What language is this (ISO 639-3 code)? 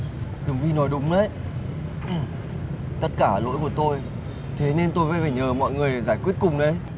vie